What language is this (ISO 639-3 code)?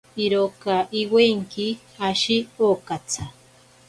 prq